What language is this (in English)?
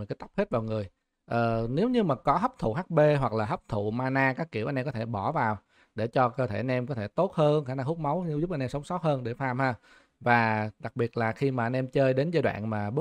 Vietnamese